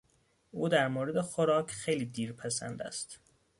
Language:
Persian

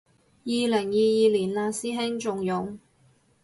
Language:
Cantonese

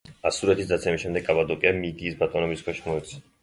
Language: Georgian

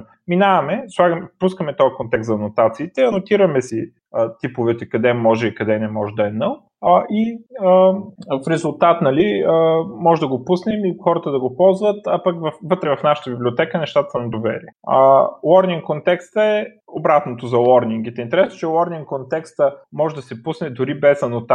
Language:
Bulgarian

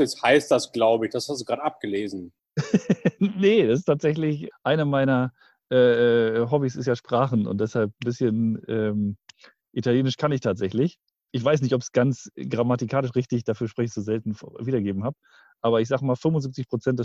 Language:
German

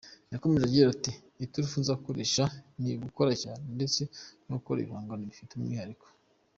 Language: Kinyarwanda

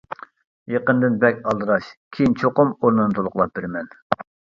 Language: Uyghur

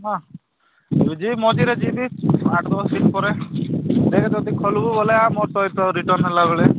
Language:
Odia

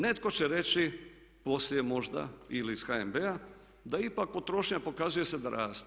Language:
Croatian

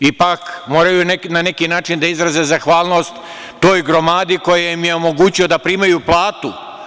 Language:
Serbian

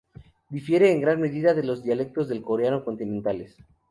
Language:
Spanish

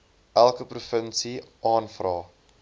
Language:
Afrikaans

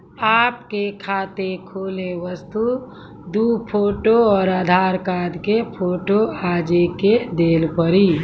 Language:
Maithili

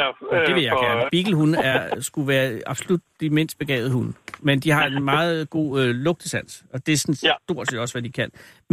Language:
Danish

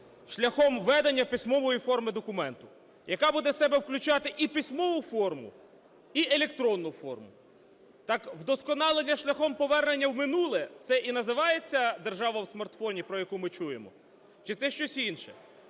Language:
Ukrainian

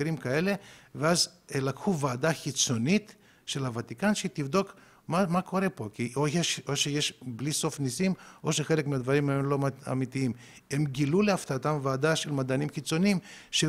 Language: Hebrew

